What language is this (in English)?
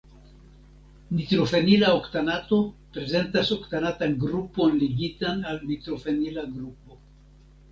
Esperanto